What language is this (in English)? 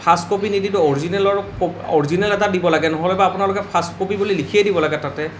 Assamese